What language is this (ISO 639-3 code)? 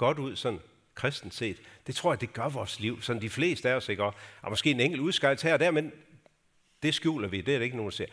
dan